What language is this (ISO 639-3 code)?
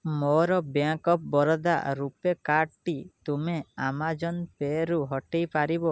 ori